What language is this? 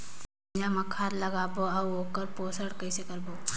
Chhattisgarhi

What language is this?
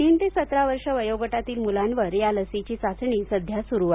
Marathi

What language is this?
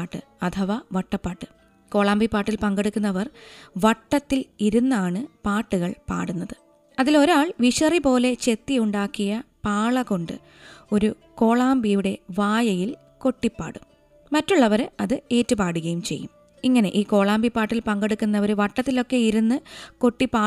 Malayalam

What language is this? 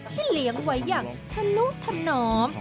Thai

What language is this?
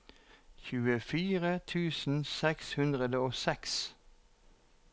Norwegian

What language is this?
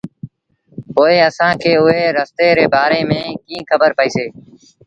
Sindhi Bhil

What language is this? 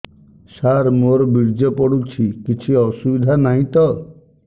Odia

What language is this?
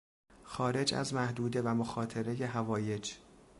Persian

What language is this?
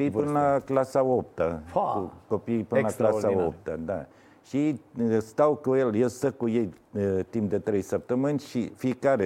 Romanian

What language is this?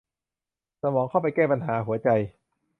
Thai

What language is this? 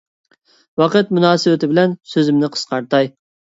Uyghur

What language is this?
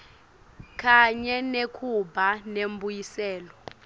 Swati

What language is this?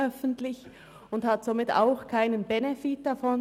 Swiss German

